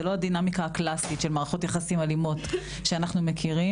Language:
Hebrew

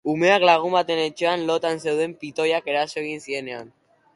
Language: Basque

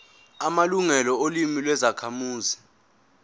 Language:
Zulu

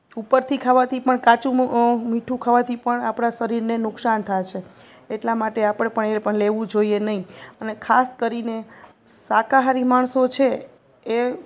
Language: Gujarati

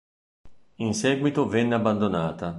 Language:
Italian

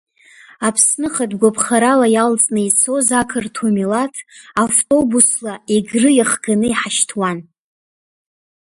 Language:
Abkhazian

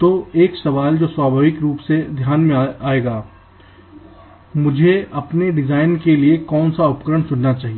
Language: Hindi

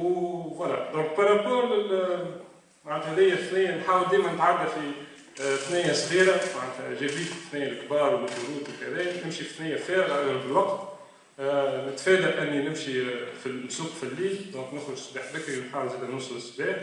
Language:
Arabic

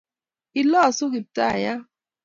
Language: Kalenjin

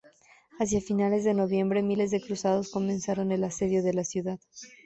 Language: Spanish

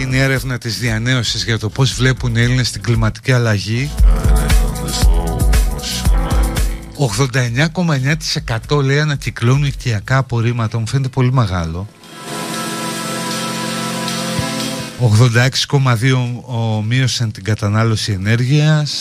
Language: Greek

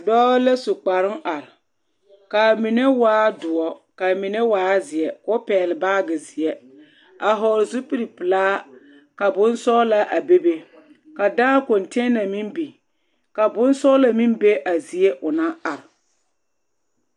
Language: Southern Dagaare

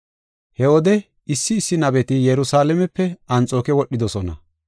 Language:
Gofa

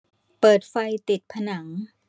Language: Thai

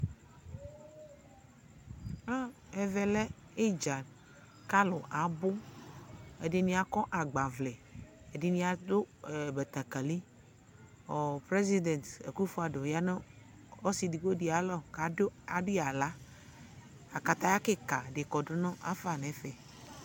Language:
Ikposo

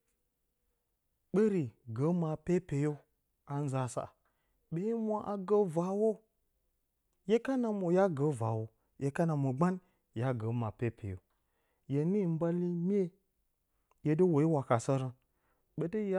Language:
Bacama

